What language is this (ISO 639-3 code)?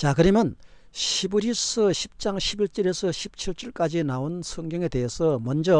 kor